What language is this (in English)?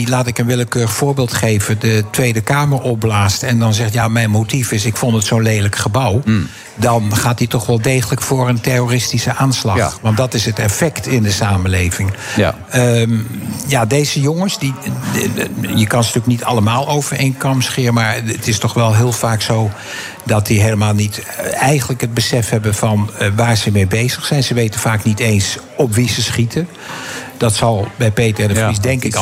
Dutch